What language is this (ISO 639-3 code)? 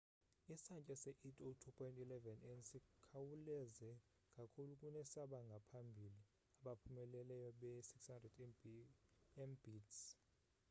xho